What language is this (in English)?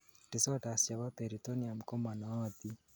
Kalenjin